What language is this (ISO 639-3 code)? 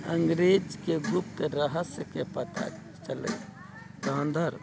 mai